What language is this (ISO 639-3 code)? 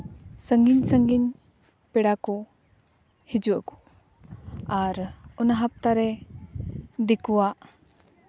sat